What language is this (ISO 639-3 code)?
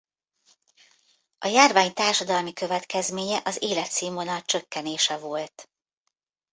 hun